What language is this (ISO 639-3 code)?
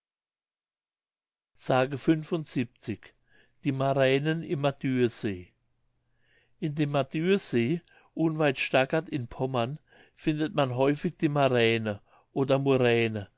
deu